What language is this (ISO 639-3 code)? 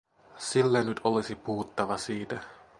fin